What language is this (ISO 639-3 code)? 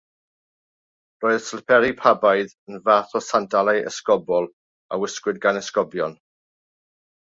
cym